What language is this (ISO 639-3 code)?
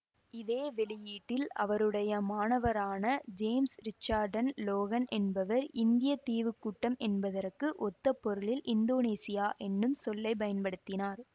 tam